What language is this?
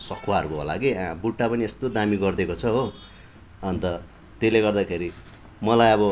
Nepali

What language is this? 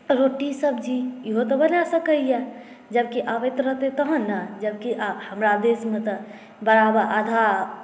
Maithili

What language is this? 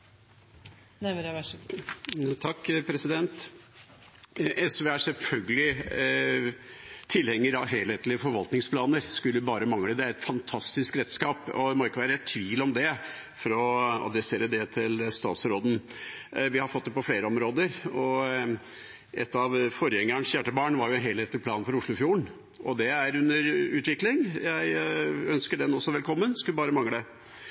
Norwegian Bokmål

